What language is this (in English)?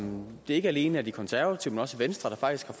Danish